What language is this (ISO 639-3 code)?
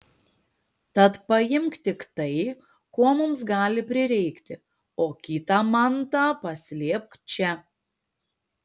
lit